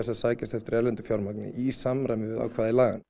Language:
Icelandic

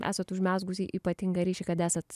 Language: Lithuanian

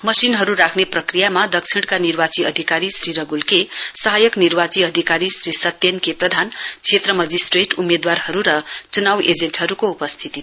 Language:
Nepali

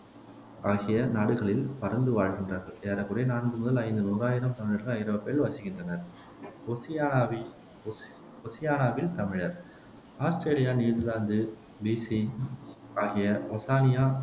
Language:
Tamil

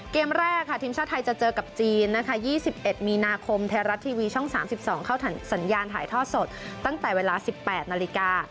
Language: Thai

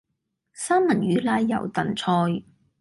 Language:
Cantonese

